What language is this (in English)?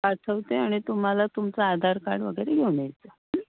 Marathi